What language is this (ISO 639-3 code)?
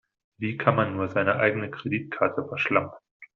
deu